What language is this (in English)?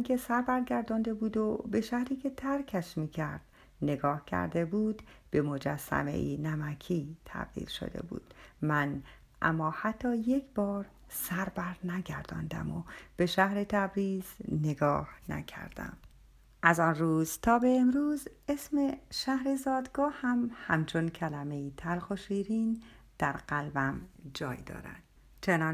Persian